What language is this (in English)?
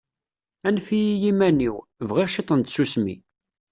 Kabyle